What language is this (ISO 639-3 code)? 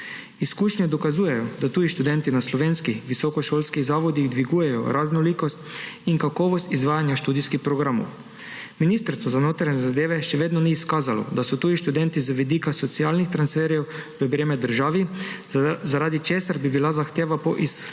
slv